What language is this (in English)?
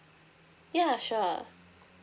English